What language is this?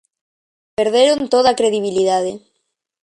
Galician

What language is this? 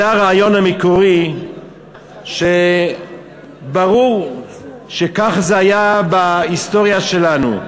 Hebrew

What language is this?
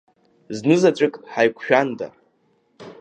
Abkhazian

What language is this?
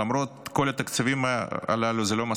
Hebrew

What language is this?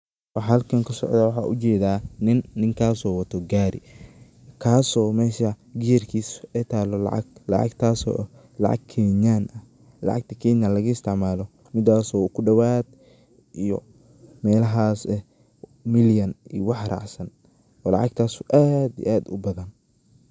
Somali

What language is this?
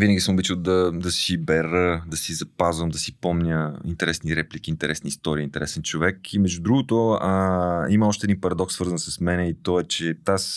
Bulgarian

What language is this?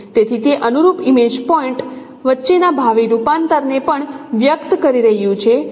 Gujarati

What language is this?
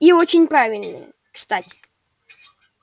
Russian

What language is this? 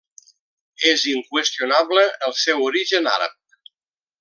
Catalan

